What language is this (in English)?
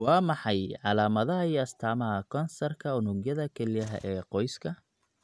Somali